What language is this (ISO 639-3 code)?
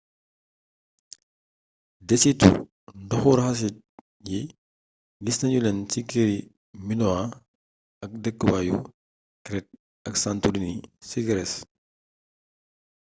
wol